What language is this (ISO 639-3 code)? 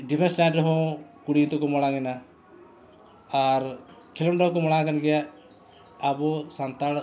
sat